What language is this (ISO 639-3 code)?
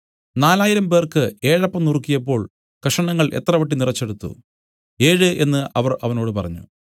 mal